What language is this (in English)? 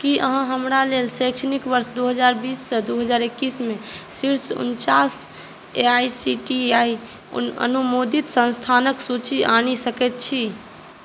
Maithili